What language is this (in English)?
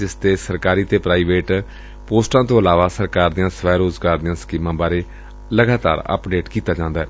Punjabi